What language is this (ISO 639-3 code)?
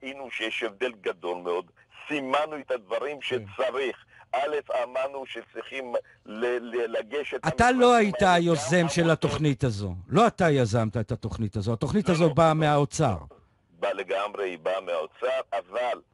heb